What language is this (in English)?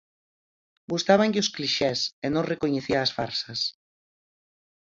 Galician